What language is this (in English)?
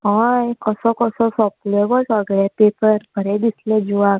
Konkani